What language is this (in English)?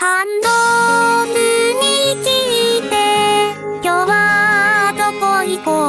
Japanese